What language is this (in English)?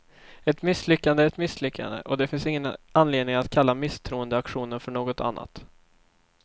Swedish